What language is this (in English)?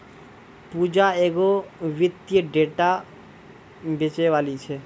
Maithili